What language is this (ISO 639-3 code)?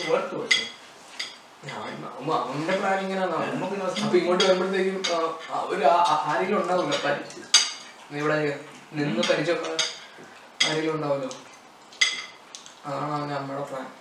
mal